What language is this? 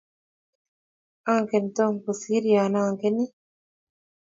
Kalenjin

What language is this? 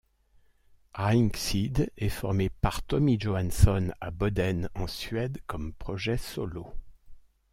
French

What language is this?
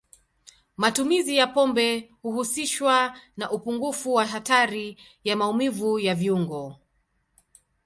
Swahili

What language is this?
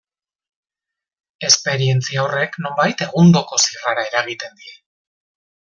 Basque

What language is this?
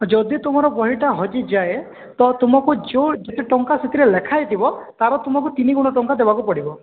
Odia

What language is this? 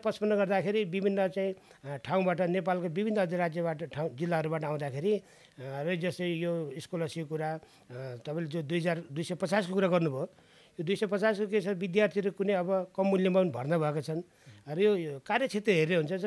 Romanian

